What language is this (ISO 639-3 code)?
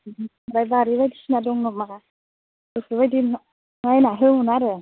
brx